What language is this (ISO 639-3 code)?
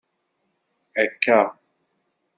kab